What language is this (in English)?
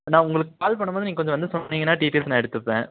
Tamil